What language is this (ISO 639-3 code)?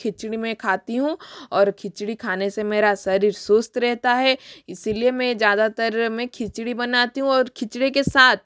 hin